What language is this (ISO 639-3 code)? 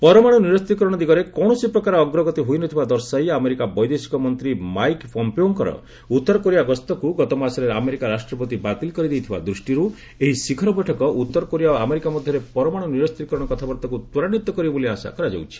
ori